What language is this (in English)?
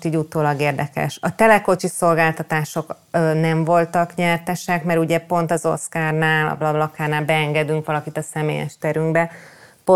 Hungarian